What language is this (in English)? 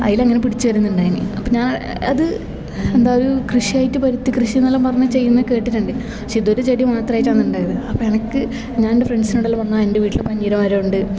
Malayalam